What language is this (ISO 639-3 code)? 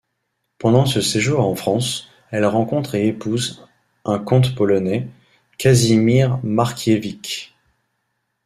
fra